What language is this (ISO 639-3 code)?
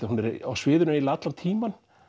isl